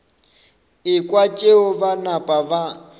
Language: Northern Sotho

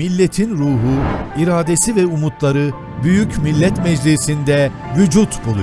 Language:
Turkish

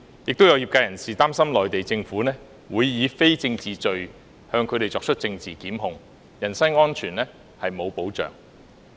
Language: Cantonese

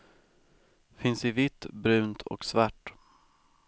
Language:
Swedish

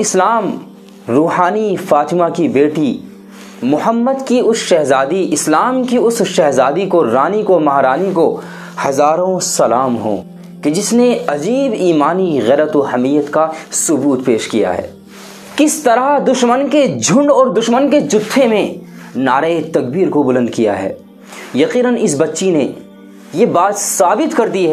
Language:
Hindi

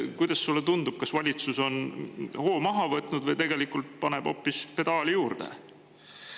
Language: Estonian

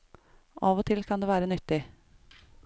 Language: Norwegian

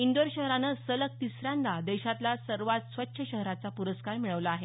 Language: Marathi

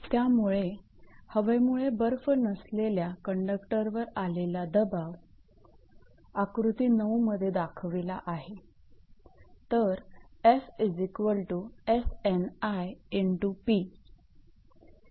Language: Marathi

